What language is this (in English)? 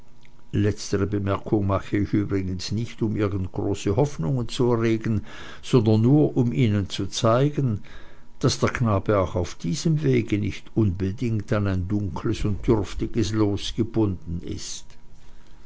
German